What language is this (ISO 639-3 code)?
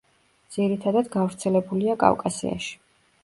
kat